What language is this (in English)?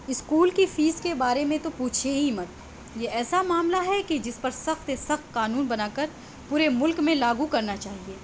Urdu